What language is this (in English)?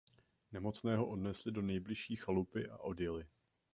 Czech